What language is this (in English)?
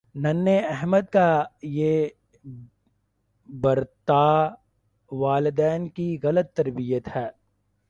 Urdu